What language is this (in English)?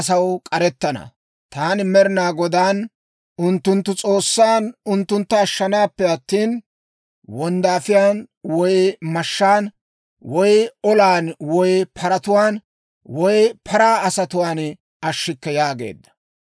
Dawro